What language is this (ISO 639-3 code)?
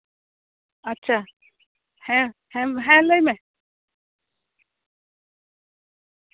sat